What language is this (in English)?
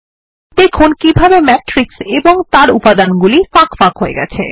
Bangla